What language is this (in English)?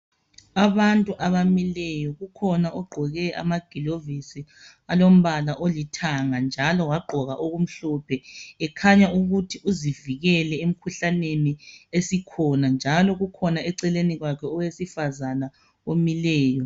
North Ndebele